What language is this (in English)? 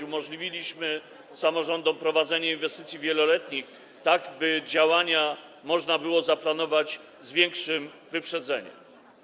Polish